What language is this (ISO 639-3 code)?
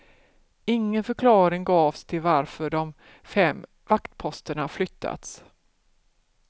swe